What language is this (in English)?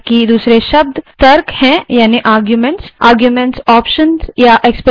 Hindi